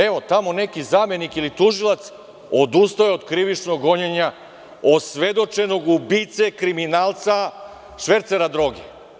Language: Serbian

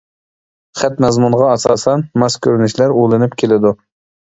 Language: Uyghur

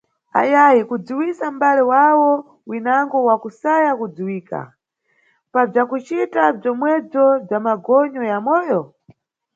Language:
Nyungwe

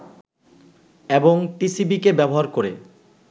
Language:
Bangla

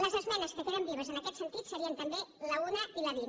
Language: Catalan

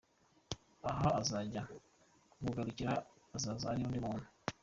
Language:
Kinyarwanda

